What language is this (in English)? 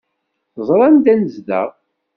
Kabyle